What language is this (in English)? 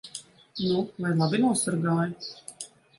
Latvian